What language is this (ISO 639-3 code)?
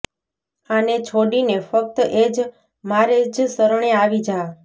guj